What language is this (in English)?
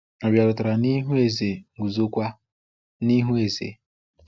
Igbo